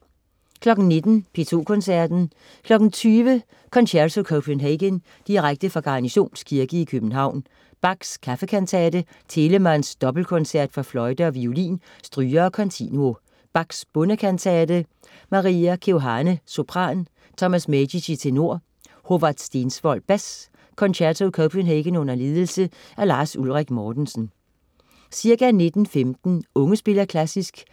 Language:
Danish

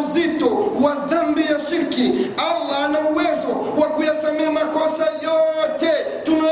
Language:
Swahili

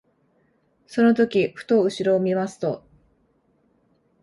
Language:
Japanese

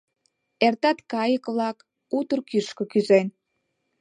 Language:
Mari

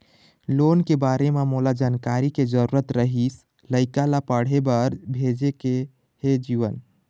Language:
Chhattisgarhi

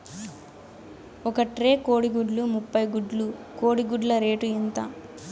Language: Telugu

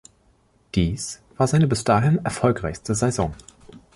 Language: German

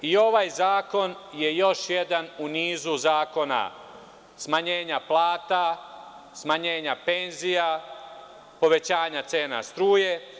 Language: Serbian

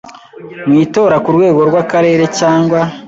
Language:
Kinyarwanda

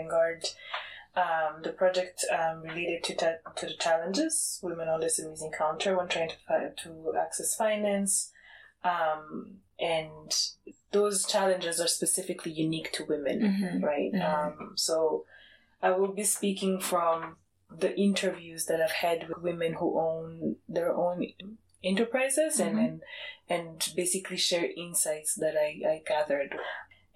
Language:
English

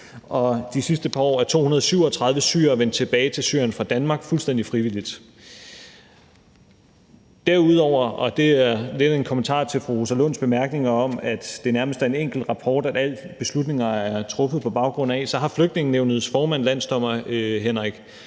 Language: Danish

